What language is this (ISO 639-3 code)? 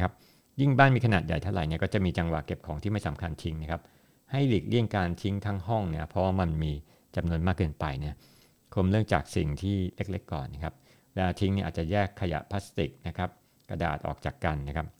tha